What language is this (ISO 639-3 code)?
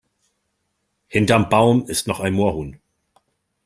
deu